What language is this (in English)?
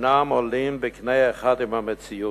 Hebrew